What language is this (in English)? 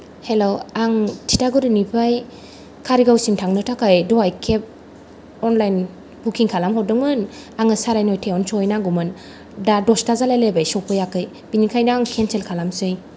Bodo